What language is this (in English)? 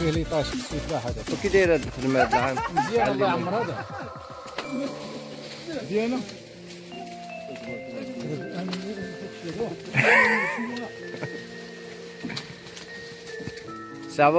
Arabic